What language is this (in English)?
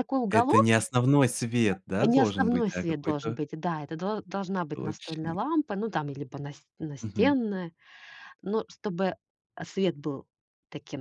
Russian